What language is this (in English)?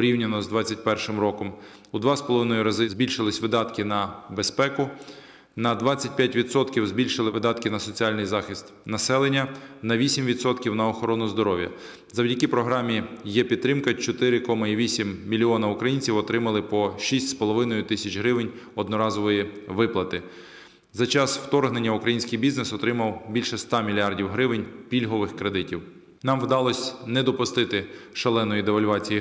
Ukrainian